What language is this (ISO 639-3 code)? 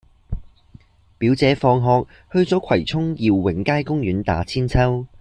yue